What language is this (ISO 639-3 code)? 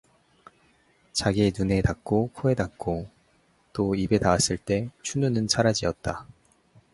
kor